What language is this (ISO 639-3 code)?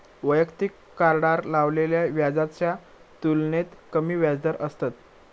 mar